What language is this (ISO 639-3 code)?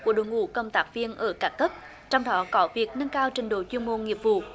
vie